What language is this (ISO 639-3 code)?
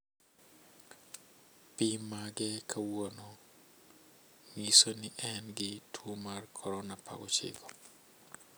luo